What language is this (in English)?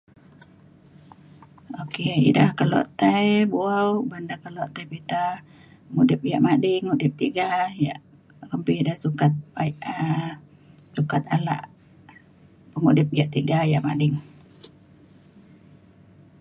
Mainstream Kenyah